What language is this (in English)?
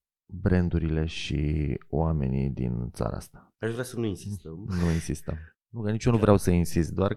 Romanian